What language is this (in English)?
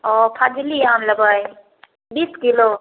Maithili